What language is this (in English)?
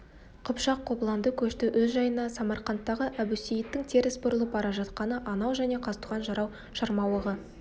Kazakh